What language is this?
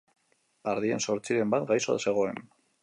Basque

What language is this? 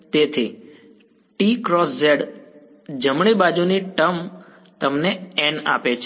Gujarati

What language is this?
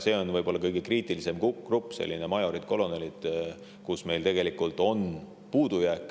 Estonian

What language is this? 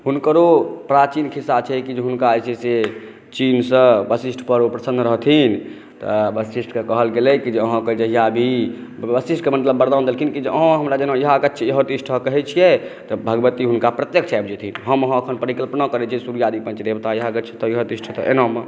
Maithili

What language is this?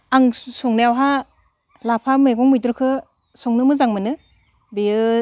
Bodo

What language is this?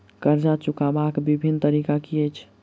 Maithili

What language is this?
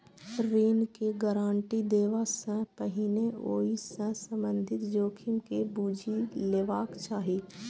Maithili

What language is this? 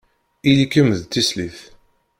Kabyle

